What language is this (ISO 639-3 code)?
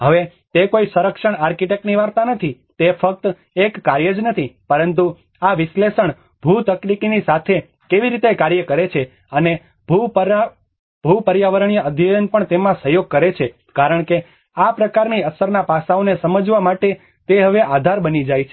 guj